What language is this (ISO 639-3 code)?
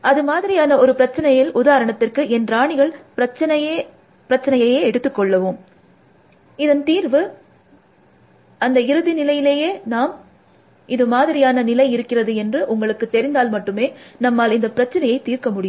tam